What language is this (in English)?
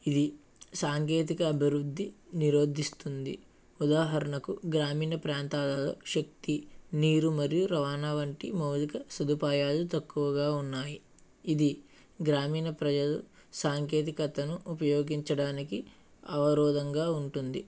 Telugu